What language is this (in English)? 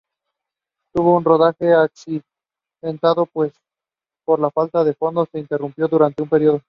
Spanish